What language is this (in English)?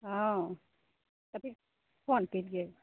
Maithili